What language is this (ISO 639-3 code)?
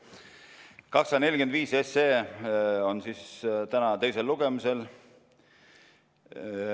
est